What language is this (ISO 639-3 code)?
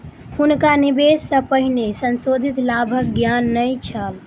mai